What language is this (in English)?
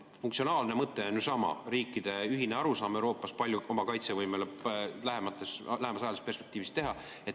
Estonian